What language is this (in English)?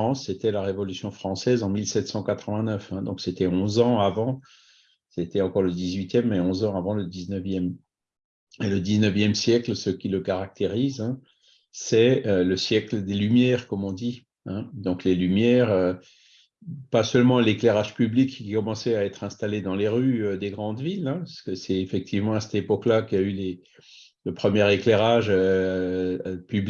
French